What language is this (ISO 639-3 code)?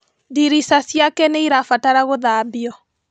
kik